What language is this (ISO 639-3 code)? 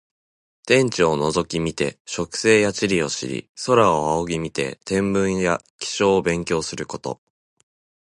jpn